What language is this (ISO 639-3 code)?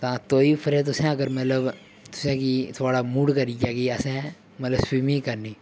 doi